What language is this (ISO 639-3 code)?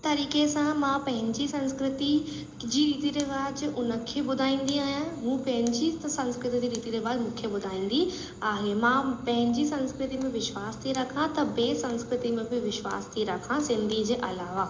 snd